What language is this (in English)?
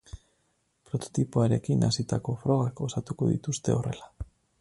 Basque